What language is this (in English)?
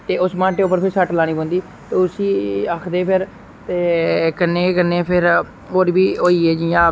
Dogri